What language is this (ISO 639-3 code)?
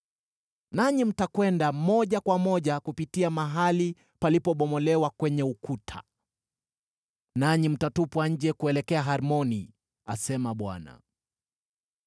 swa